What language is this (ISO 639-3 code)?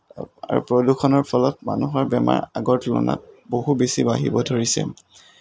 asm